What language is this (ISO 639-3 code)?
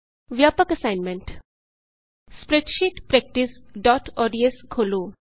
pan